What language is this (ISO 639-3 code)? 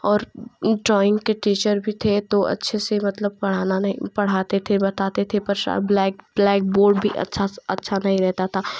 hin